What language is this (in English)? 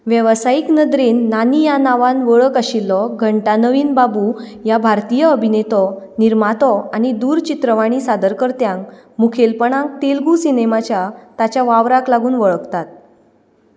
Konkani